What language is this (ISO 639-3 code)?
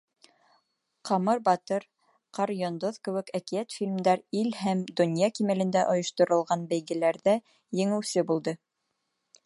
bak